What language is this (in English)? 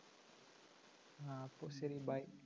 Malayalam